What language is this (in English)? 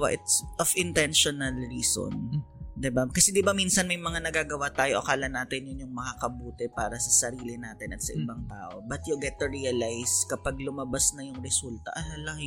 Filipino